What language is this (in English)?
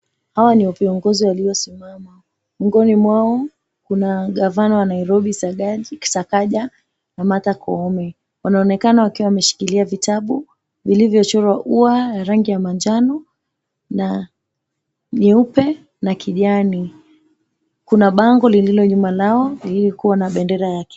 Swahili